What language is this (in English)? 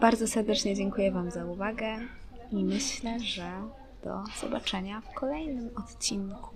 Polish